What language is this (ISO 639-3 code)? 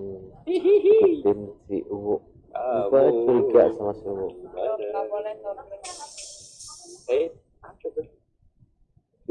ind